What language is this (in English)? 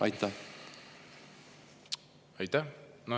Estonian